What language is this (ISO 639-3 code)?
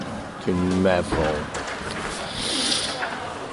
cym